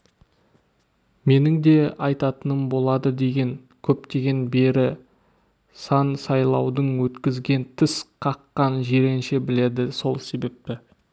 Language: Kazakh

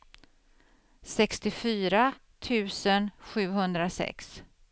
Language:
Swedish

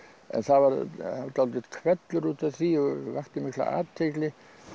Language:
Icelandic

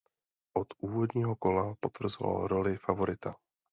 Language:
Czech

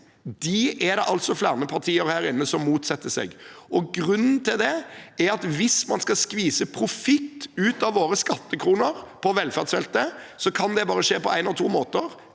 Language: Norwegian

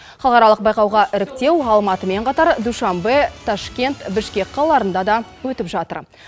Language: Kazakh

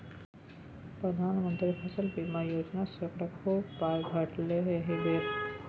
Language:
Maithili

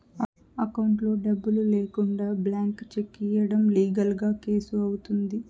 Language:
Telugu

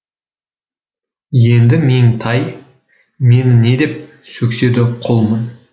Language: Kazakh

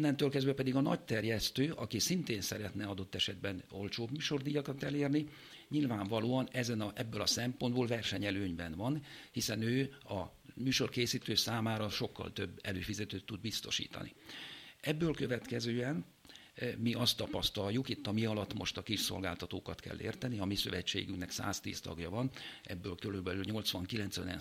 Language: Hungarian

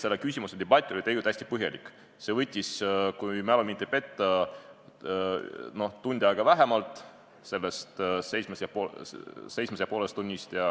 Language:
Estonian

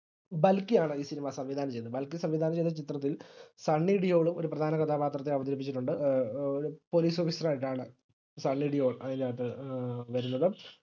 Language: Malayalam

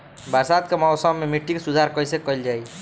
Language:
Bhojpuri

